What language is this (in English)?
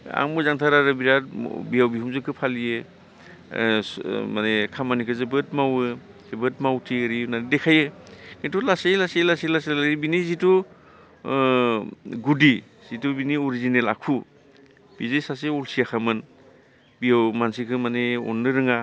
Bodo